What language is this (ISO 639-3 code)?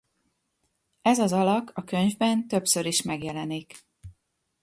hun